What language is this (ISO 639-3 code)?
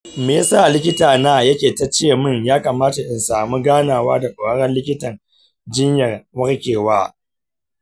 hau